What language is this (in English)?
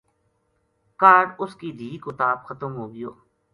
Gujari